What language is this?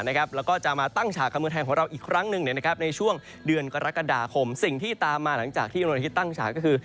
Thai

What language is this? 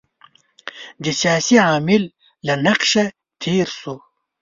Pashto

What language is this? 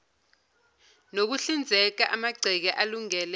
Zulu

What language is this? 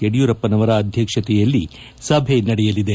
Kannada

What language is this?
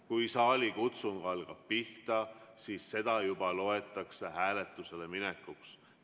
Estonian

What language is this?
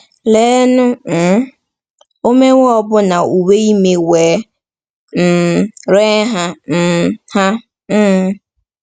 Igbo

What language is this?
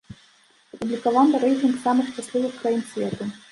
Belarusian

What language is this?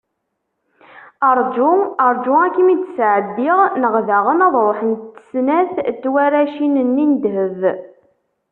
Kabyle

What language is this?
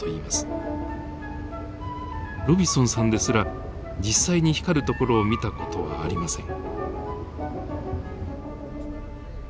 Japanese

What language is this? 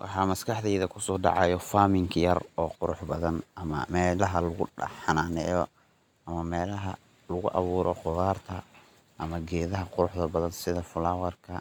Somali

